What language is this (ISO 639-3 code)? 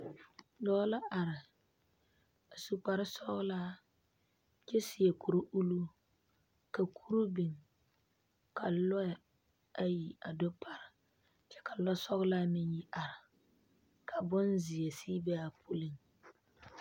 dga